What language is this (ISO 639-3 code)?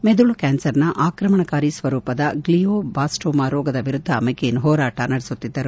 kan